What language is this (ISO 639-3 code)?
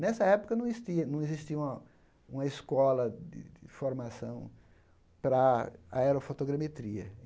por